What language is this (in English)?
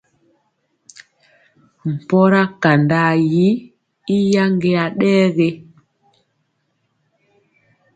Mpiemo